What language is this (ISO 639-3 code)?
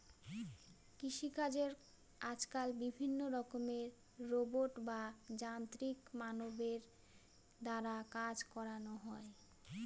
ben